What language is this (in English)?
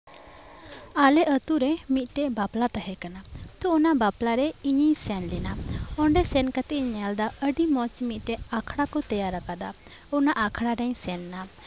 Santali